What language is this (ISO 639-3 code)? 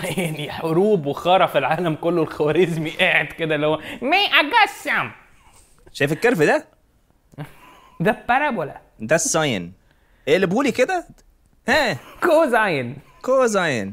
ara